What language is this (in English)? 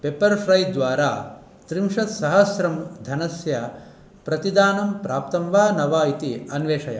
Sanskrit